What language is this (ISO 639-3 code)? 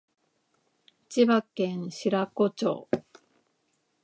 jpn